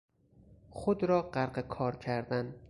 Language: Persian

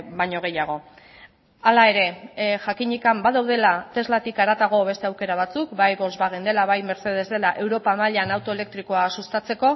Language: Basque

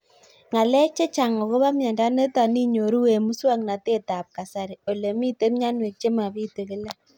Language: Kalenjin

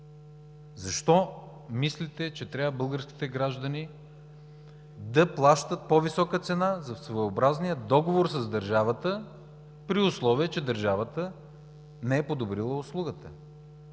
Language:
Bulgarian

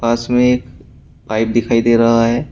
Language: Hindi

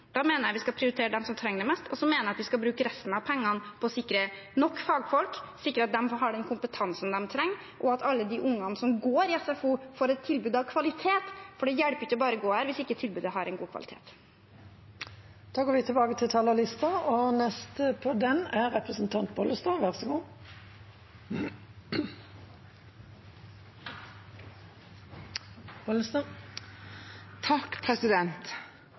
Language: Norwegian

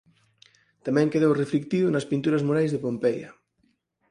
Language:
Galician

